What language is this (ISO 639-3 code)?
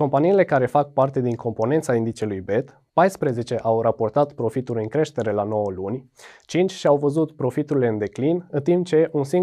ron